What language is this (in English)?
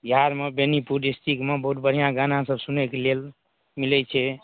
Maithili